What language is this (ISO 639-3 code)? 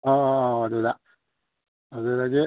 mni